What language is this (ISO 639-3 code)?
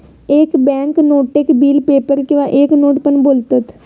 mar